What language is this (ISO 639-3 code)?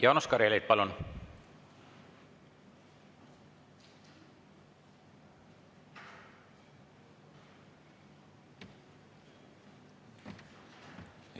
est